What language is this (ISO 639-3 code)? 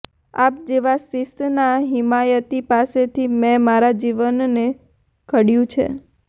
guj